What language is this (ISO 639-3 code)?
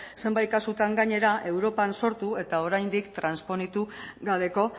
eus